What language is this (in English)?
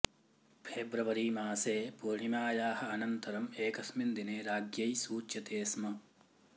Sanskrit